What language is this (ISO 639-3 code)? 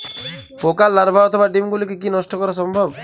ben